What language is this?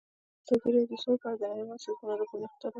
Pashto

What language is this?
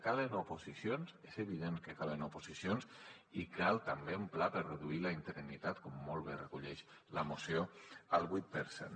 Catalan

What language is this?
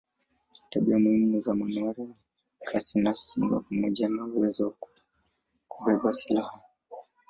Swahili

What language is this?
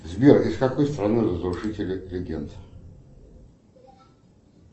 Russian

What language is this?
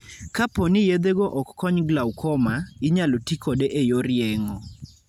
Luo (Kenya and Tanzania)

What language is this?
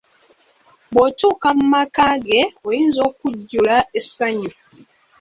Ganda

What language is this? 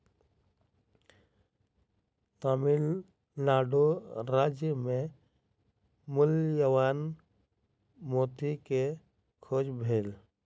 Maithili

